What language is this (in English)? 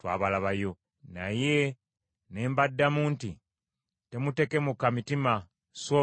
Ganda